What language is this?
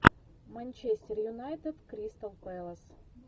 Russian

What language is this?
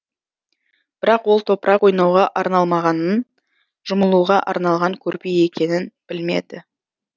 Kazakh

